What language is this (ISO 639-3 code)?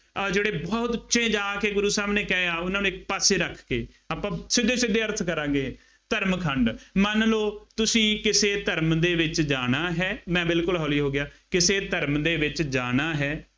pan